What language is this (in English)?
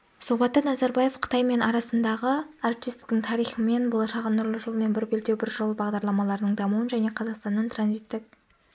Kazakh